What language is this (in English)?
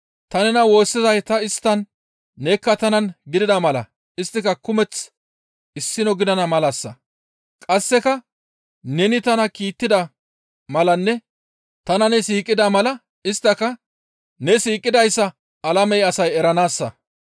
Gamo